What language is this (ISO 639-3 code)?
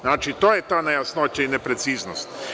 srp